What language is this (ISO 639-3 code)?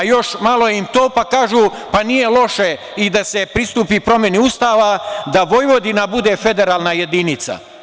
srp